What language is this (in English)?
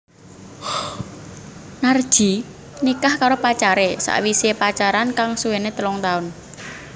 Javanese